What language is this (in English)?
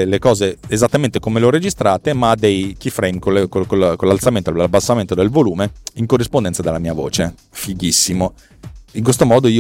Italian